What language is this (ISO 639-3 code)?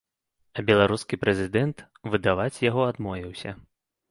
bel